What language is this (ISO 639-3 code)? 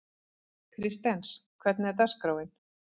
isl